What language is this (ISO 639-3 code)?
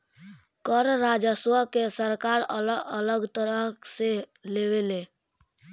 bho